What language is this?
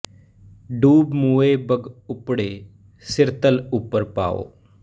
Punjabi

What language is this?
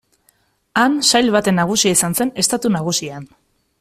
Basque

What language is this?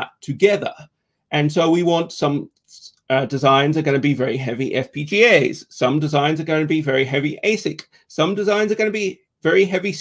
English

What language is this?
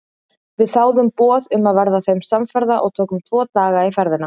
Icelandic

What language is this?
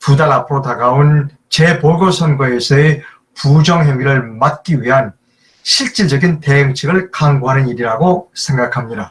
Korean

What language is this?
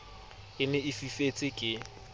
Southern Sotho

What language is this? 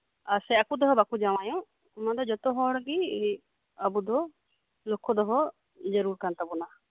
Santali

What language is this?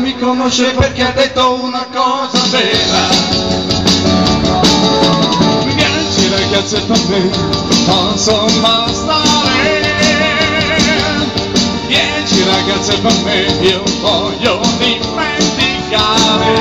Romanian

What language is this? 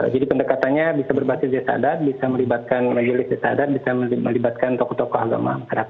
Indonesian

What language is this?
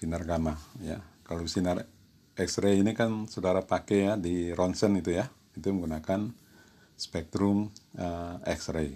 Indonesian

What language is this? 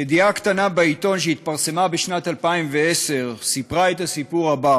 Hebrew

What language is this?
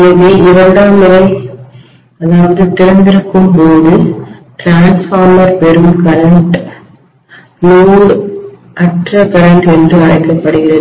Tamil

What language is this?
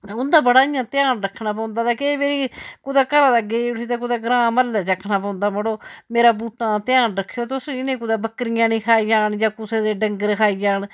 Dogri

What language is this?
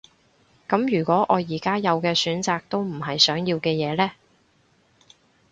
Cantonese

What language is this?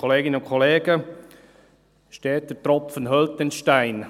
Swiss German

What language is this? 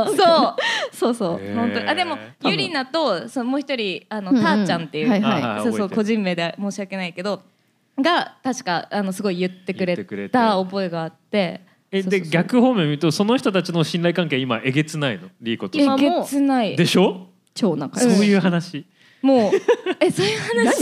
Japanese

